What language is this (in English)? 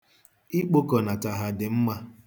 Igbo